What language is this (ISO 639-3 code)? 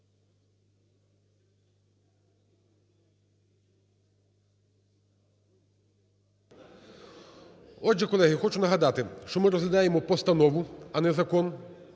ukr